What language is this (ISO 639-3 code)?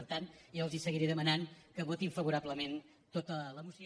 cat